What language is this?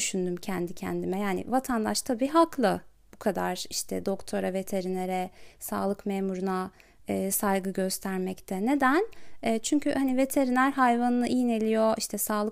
Turkish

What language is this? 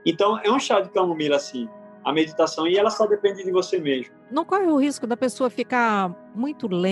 Portuguese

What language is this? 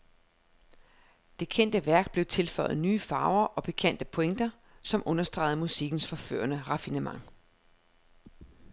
Danish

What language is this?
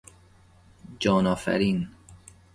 Persian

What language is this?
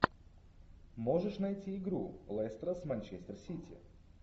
Russian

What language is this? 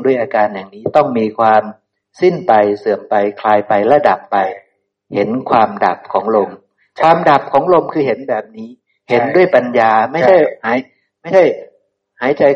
Thai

